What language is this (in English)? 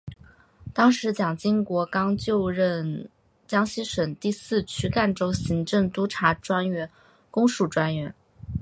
Chinese